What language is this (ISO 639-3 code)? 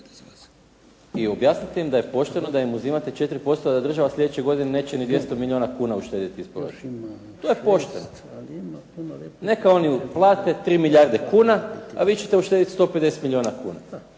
hrv